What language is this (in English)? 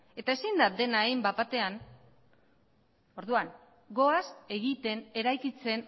Basque